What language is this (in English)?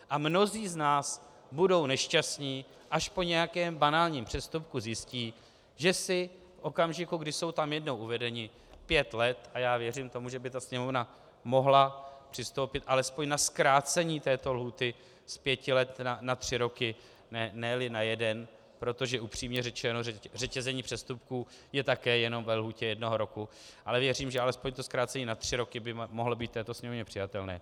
Czech